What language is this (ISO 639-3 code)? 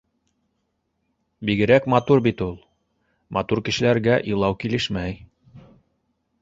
bak